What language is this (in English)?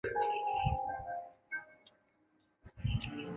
Chinese